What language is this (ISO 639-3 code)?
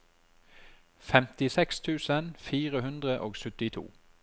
nor